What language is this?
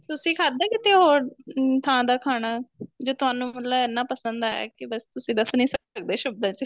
Punjabi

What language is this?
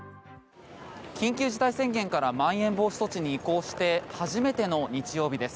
Japanese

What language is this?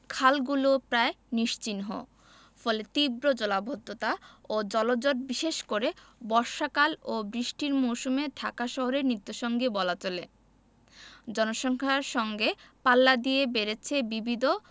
Bangla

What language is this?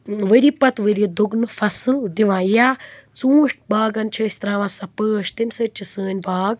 Kashmiri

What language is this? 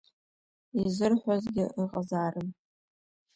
Abkhazian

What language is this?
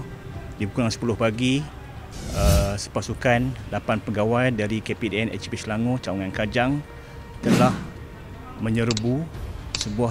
Malay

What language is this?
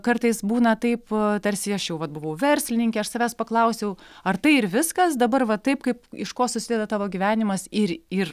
Lithuanian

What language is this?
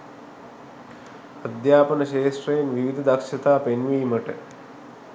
Sinhala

